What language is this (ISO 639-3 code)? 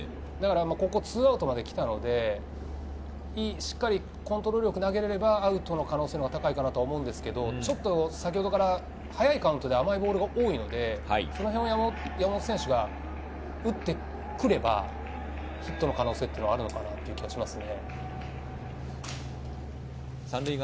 jpn